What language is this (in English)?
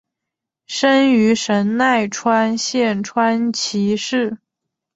Chinese